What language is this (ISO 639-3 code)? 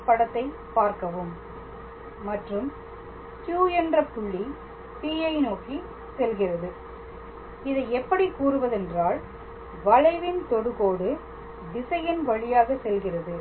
tam